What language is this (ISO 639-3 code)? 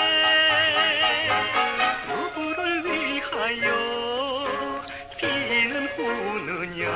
ron